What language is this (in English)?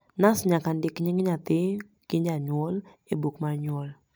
Luo (Kenya and Tanzania)